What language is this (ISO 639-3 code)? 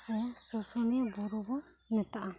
sat